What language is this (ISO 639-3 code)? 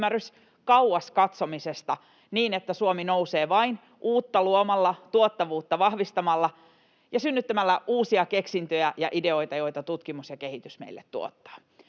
fin